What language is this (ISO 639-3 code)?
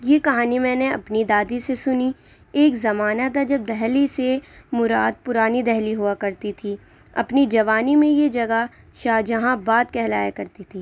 urd